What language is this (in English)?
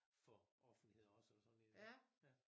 Danish